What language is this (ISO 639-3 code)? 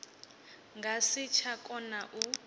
ven